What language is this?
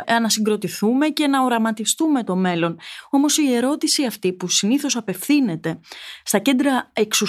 Greek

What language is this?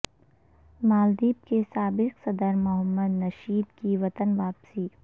Urdu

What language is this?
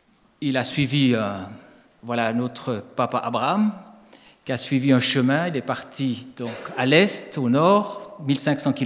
French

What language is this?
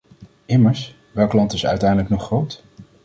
Dutch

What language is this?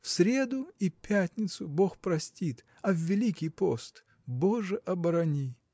Russian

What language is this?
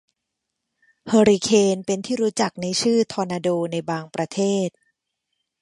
Thai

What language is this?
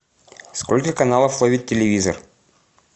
Russian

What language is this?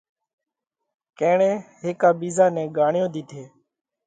Parkari Koli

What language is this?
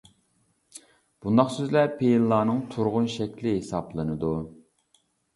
Uyghur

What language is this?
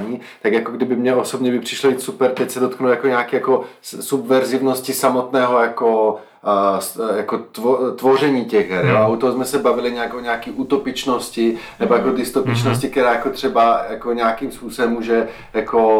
Czech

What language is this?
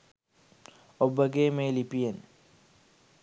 Sinhala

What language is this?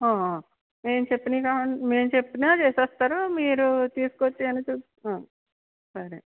Telugu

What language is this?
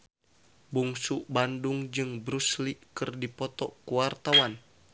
Sundanese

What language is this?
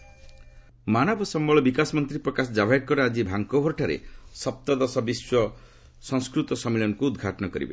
Odia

